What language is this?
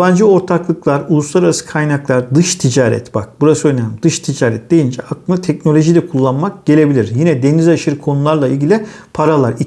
Turkish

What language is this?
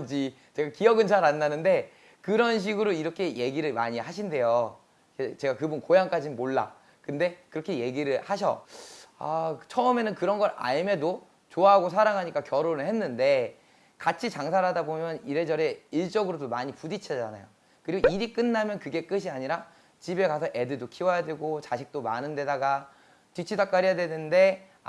Korean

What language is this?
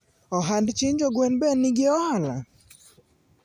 Luo (Kenya and Tanzania)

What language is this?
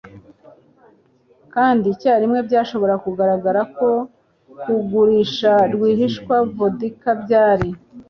Kinyarwanda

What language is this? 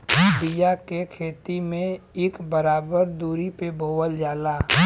Bhojpuri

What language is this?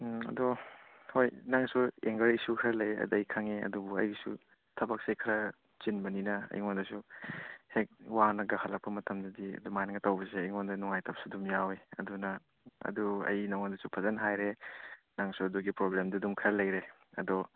Manipuri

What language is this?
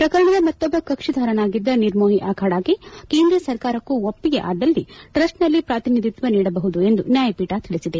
Kannada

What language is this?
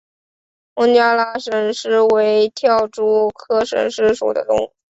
Chinese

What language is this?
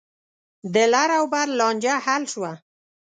Pashto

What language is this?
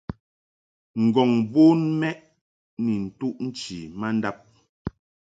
Mungaka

